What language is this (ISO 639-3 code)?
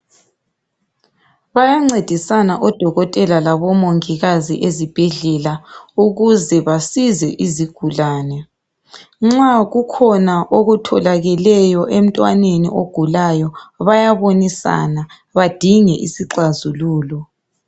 nde